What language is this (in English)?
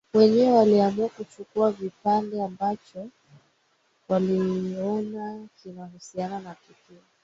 Swahili